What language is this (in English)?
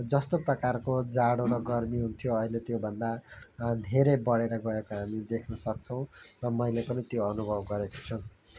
Nepali